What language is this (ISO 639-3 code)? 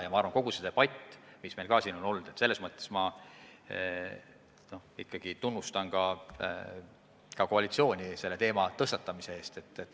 est